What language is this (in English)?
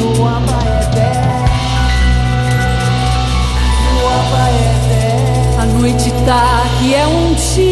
Portuguese